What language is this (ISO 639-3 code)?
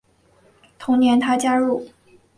zho